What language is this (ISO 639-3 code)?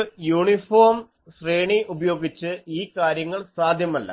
mal